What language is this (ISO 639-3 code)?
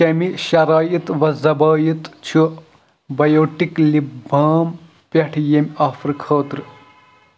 kas